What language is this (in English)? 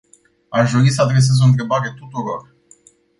Romanian